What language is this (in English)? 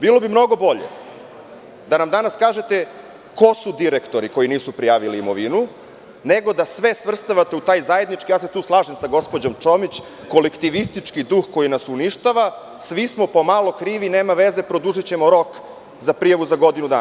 Serbian